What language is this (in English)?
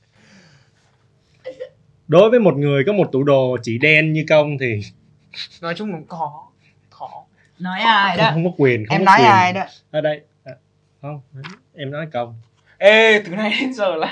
Vietnamese